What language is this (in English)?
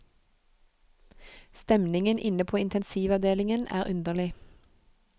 Norwegian